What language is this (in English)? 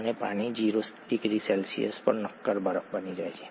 Gujarati